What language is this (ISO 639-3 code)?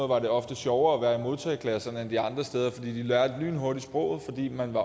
dan